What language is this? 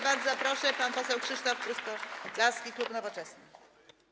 Polish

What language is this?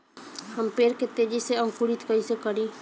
Bhojpuri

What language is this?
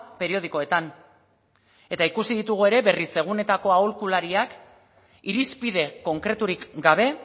Basque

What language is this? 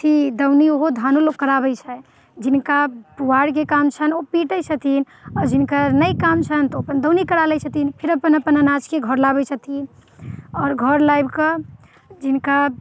Maithili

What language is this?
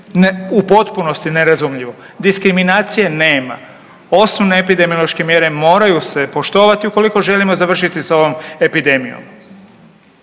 Croatian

